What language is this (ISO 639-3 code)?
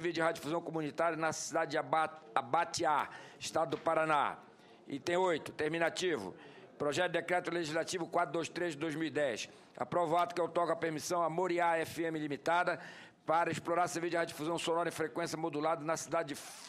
por